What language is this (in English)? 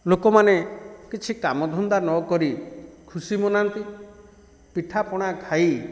Odia